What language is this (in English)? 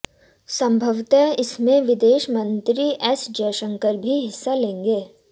Hindi